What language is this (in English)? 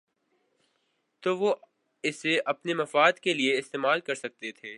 Urdu